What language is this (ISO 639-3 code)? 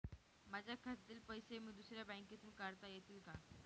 mar